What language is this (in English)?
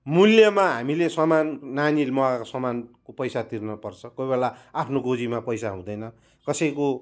Nepali